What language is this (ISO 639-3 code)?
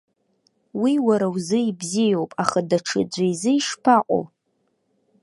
abk